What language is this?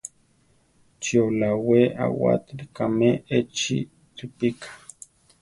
Central Tarahumara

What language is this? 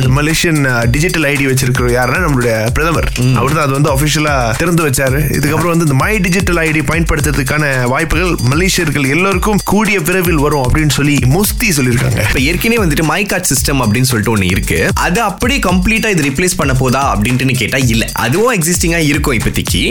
Tamil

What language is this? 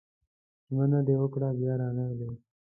Pashto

